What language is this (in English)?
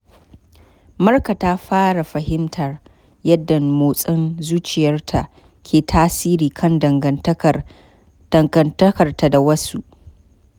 Hausa